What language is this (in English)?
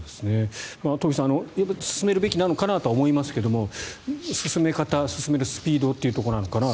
Japanese